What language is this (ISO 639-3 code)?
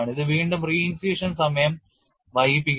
mal